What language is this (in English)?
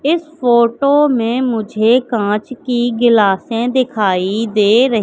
Hindi